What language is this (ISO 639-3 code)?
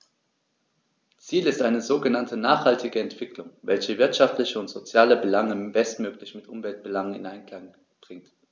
deu